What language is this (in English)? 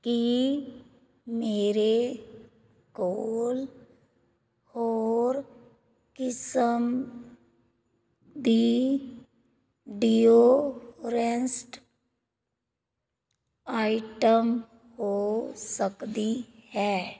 Punjabi